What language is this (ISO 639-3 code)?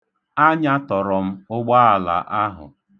ibo